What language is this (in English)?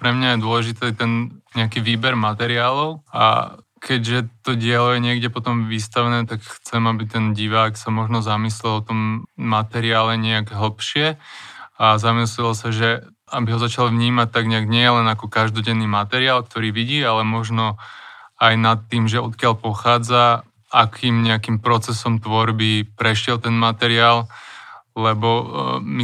Slovak